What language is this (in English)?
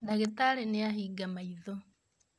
Kikuyu